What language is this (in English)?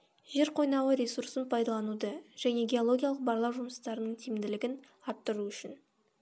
Kazakh